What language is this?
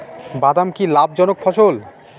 Bangla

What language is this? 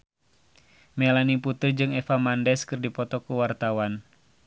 Sundanese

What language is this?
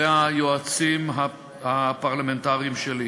Hebrew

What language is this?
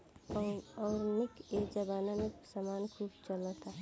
Bhojpuri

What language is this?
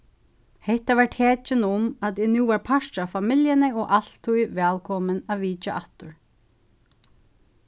Faroese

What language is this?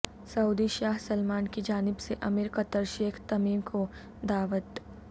Urdu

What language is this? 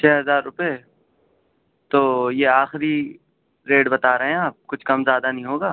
Urdu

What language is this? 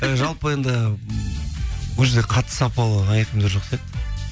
Kazakh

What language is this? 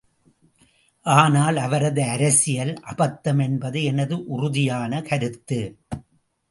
Tamil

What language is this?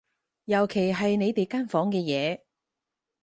Cantonese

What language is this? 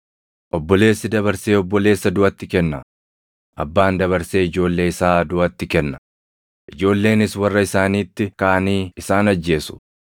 Oromo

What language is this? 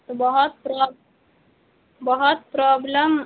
Urdu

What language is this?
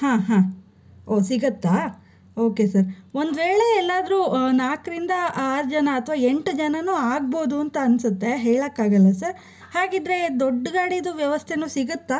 Kannada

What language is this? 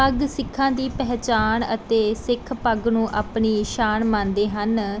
Punjabi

